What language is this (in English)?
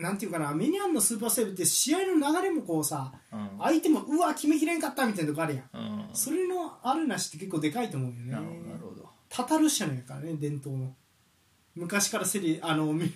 Japanese